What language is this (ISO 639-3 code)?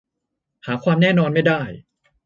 tha